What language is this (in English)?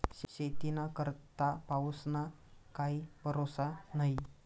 Marathi